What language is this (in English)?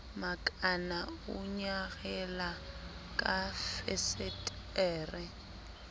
Southern Sotho